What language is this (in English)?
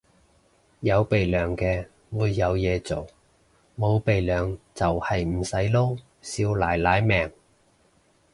Cantonese